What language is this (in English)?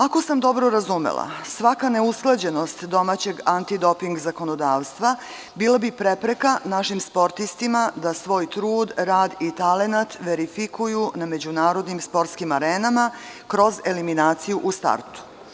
Serbian